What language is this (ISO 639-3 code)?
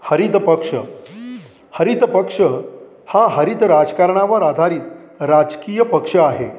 mar